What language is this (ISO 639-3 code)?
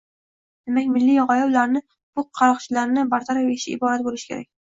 uzb